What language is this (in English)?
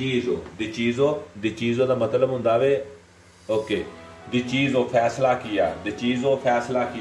Italian